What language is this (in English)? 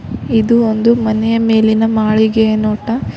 Kannada